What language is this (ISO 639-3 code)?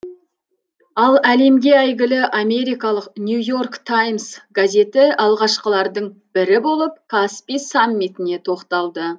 kaz